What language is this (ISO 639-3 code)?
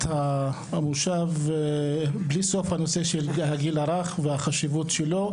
heb